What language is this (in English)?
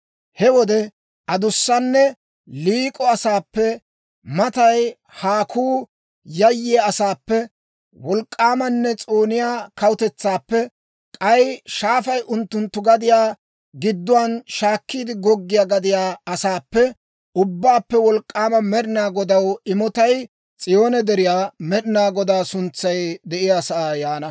Dawro